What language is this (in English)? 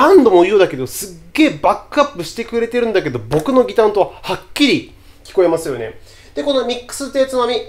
Japanese